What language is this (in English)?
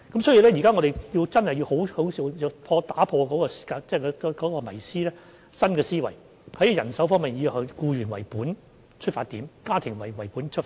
Cantonese